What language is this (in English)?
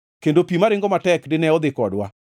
Luo (Kenya and Tanzania)